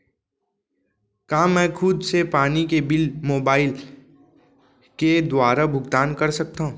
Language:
Chhattisgarhi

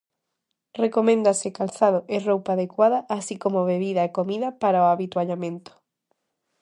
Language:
Galician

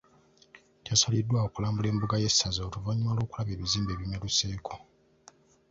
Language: Ganda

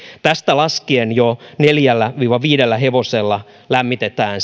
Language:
Finnish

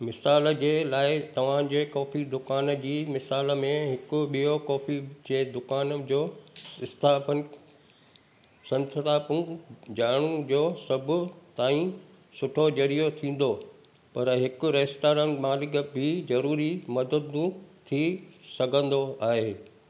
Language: Sindhi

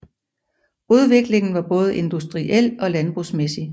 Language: Danish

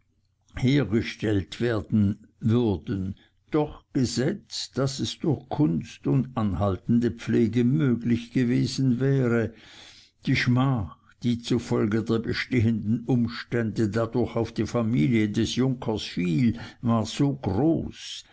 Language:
German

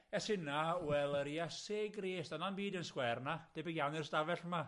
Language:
Welsh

